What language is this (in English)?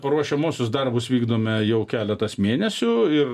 Lithuanian